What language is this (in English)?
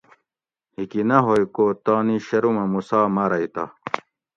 Gawri